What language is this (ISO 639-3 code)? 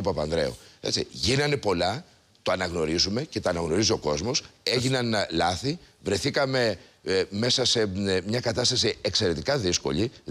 ell